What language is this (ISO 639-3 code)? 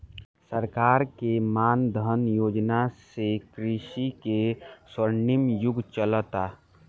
bho